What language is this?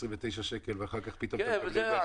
Hebrew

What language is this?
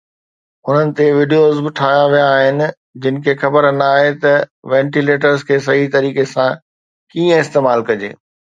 Sindhi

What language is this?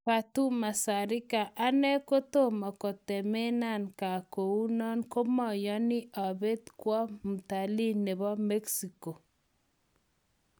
Kalenjin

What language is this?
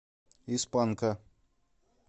Russian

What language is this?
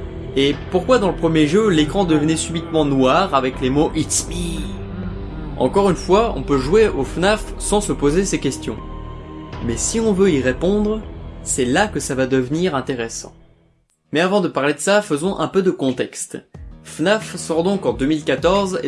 French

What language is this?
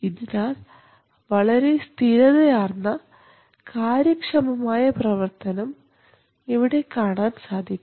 Malayalam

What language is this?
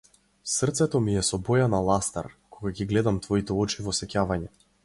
Macedonian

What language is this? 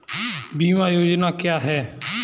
Hindi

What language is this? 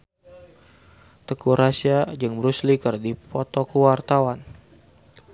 Sundanese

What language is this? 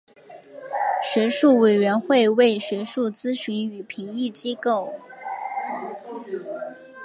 Chinese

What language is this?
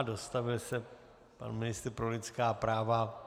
Czech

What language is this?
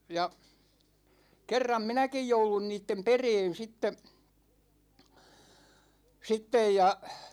Finnish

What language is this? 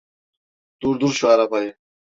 Turkish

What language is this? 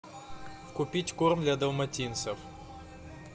Russian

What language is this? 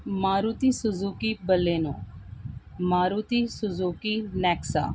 Urdu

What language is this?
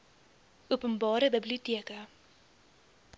Afrikaans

